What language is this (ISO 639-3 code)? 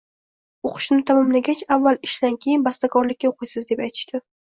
uzb